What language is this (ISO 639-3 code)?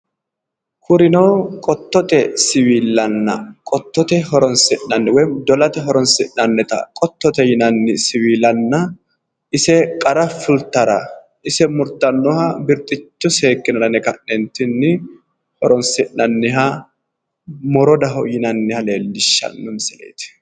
sid